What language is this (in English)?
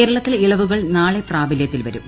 Malayalam